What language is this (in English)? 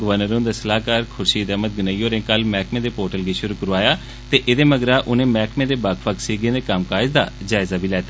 Dogri